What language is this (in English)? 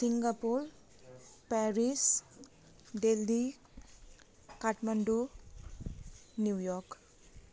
Nepali